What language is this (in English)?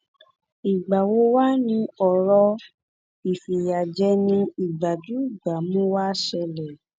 Yoruba